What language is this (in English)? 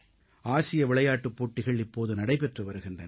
Tamil